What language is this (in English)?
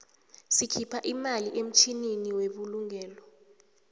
South Ndebele